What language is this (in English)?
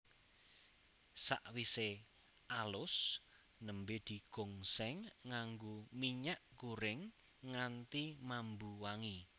Javanese